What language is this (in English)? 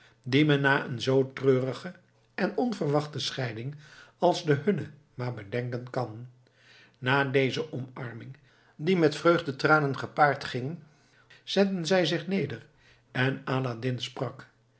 Dutch